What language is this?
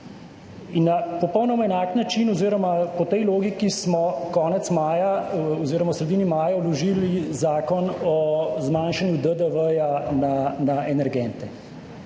Slovenian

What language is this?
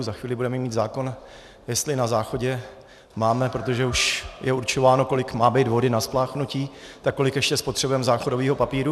Czech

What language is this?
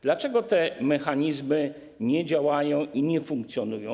Polish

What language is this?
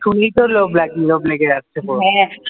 Bangla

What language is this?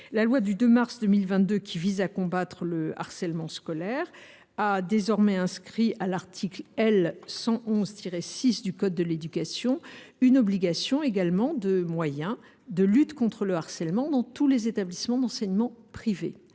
French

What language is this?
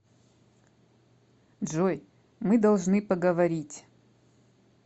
Russian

